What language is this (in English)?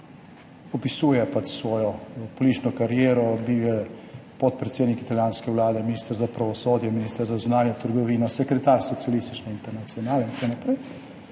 Slovenian